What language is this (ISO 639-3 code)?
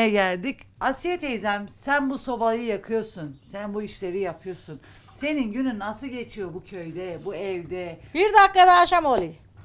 tur